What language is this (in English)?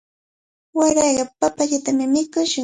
Cajatambo North Lima Quechua